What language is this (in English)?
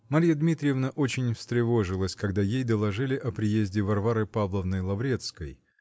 Russian